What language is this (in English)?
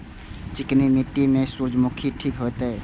Maithili